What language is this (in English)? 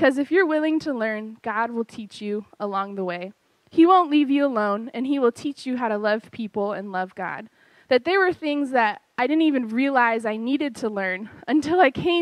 English